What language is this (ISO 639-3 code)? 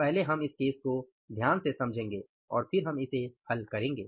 hin